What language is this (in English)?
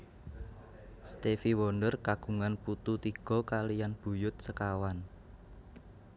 Javanese